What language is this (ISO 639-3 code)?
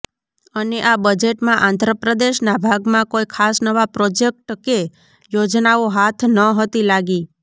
guj